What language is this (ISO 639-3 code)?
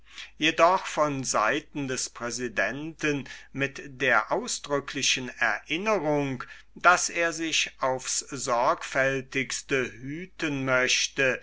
deu